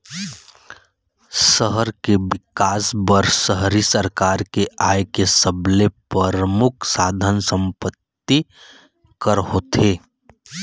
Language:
Chhattisgarhi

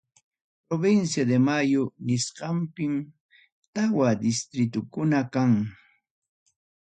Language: Ayacucho Quechua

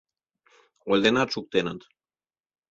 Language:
Mari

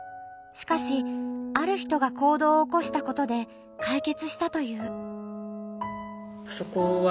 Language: Japanese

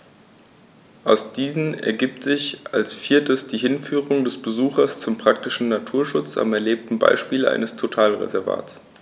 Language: German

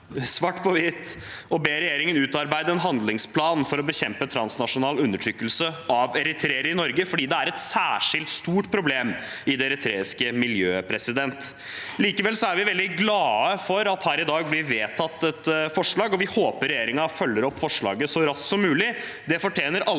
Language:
Norwegian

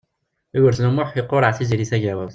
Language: Kabyle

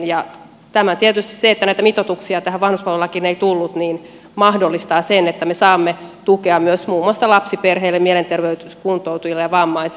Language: Finnish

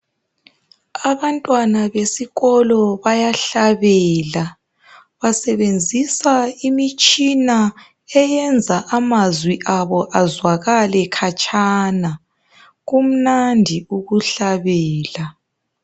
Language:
North Ndebele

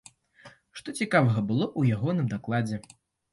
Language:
Belarusian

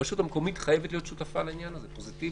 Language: Hebrew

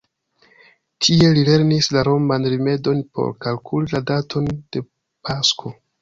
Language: Esperanto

